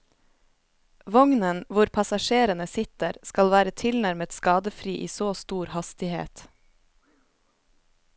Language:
Norwegian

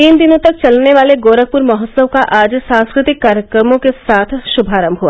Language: Hindi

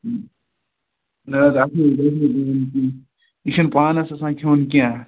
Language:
Kashmiri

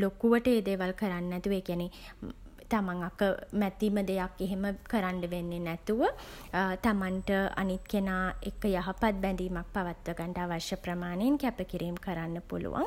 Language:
Sinhala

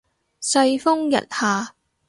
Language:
Cantonese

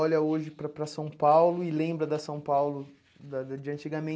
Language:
Portuguese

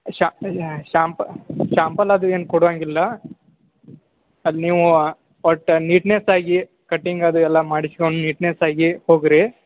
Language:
Kannada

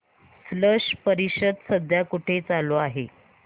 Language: Marathi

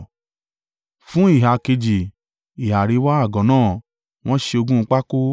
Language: Yoruba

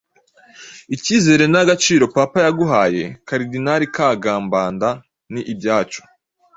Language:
Kinyarwanda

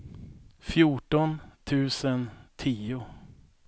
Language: Swedish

